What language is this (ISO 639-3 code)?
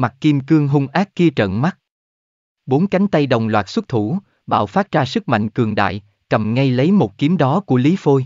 vie